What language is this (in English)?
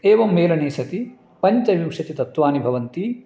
Sanskrit